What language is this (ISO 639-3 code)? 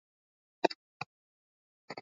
swa